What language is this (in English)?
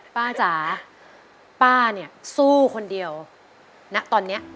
Thai